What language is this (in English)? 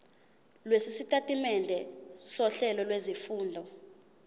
Zulu